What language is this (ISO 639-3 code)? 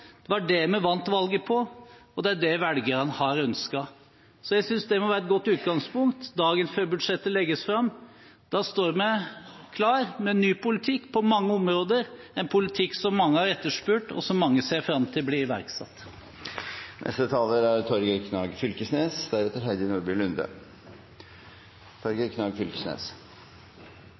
nor